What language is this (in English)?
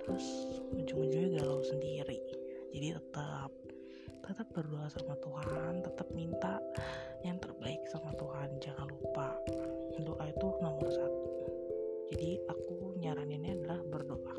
Indonesian